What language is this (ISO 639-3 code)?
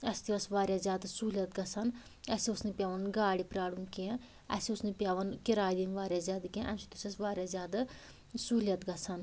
kas